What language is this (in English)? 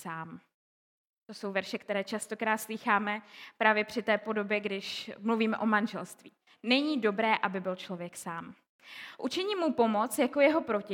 Czech